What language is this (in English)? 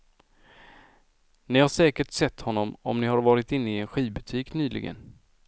Swedish